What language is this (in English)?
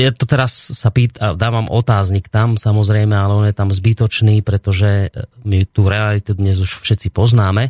Slovak